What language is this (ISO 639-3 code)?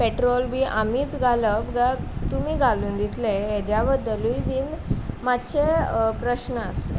kok